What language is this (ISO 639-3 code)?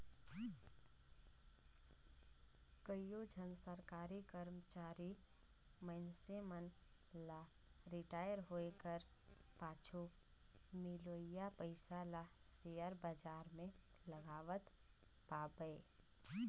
hne